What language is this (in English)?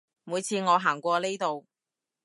Cantonese